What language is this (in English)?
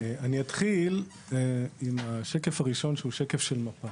Hebrew